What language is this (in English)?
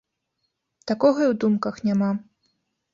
Belarusian